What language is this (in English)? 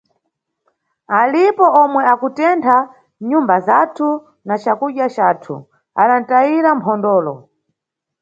Nyungwe